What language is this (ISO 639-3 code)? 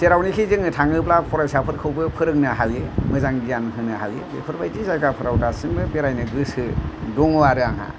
brx